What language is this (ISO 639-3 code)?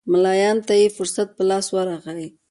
pus